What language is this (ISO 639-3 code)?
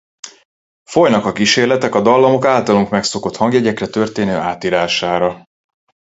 hun